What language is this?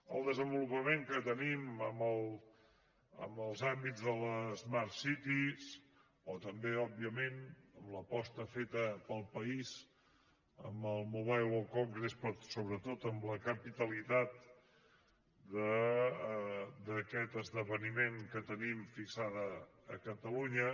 Catalan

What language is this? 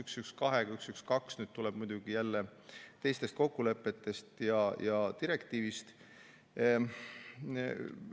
Estonian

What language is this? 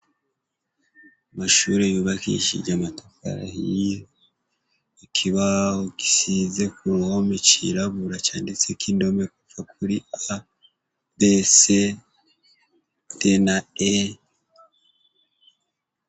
Rundi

